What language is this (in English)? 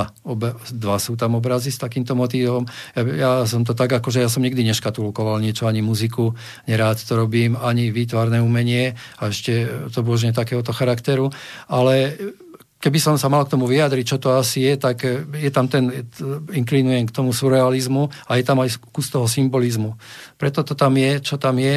Slovak